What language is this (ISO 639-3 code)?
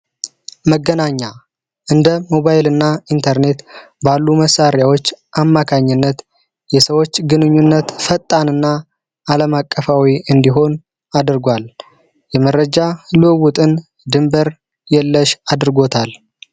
amh